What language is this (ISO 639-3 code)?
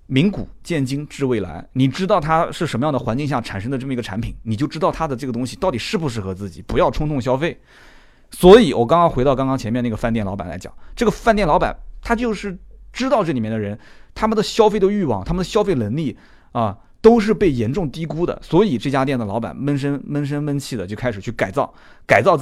zho